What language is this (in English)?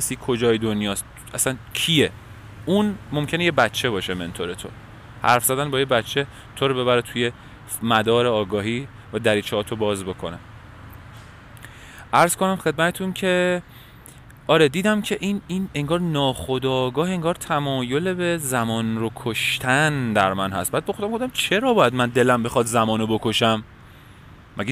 Persian